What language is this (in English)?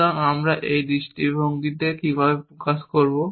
Bangla